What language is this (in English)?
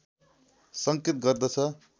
Nepali